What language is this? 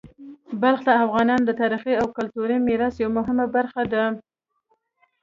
Pashto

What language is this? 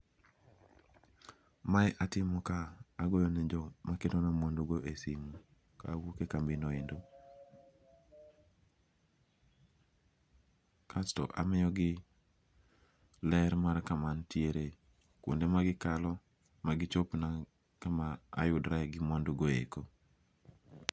Luo (Kenya and Tanzania)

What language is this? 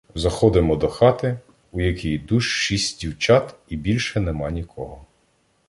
Ukrainian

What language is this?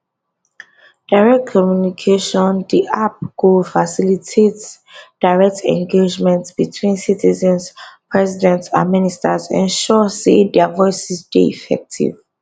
Nigerian Pidgin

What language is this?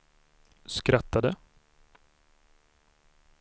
Swedish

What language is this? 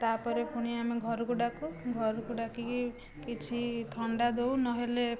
Odia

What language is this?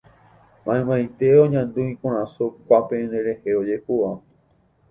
Guarani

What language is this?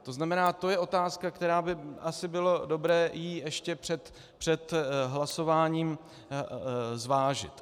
Czech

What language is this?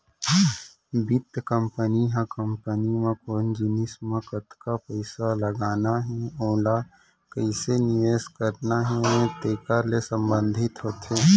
Chhattisgarhi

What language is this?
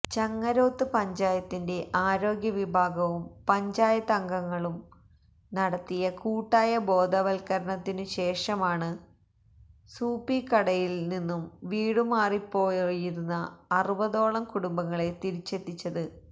Malayalam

